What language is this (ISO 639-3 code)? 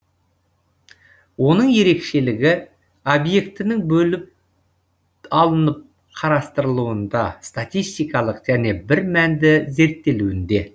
kaz